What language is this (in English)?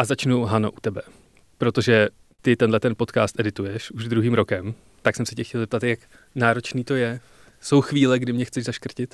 Czech